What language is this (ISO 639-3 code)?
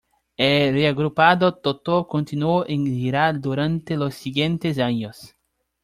spa